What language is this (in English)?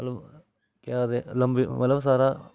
Dogri